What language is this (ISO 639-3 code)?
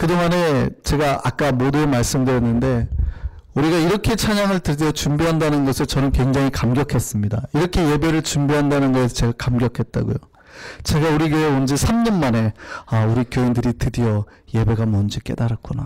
kor